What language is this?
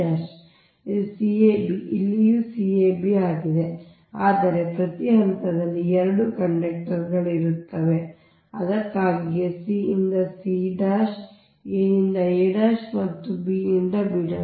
Kannada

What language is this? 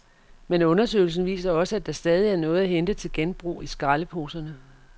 Danish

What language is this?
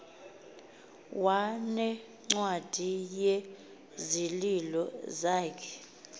Xhosa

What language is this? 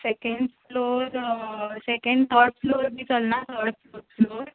Konkani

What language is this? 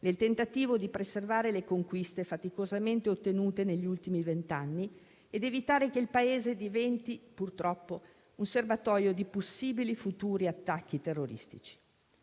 Italian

